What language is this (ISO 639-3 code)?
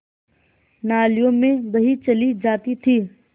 hin